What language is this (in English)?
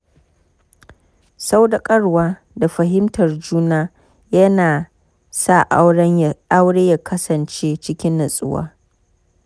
Hausa